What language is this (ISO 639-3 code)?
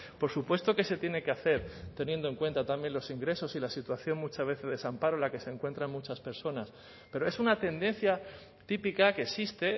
spa